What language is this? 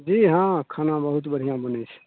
Maithili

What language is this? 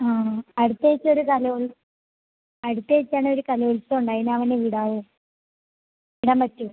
Malayalam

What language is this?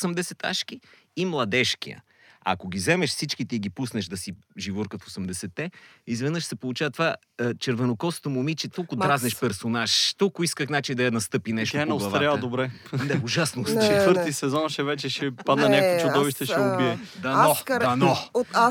Bulgarian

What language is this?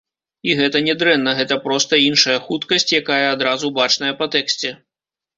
Belarusian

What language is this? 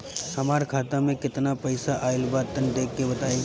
Bhojpuri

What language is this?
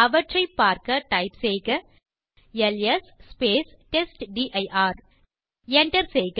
Tamil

